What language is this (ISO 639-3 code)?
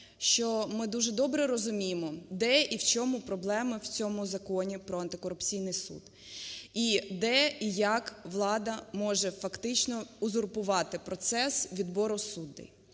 ukr